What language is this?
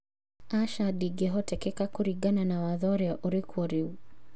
Kikuyu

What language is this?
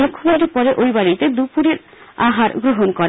Bangla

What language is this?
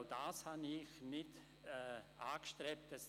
Swiss German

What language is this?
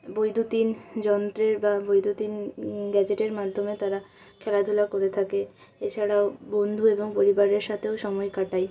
Bangla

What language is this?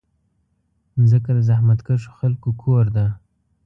Pashto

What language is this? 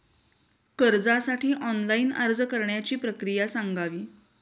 Marathi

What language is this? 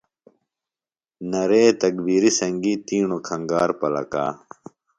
Phalura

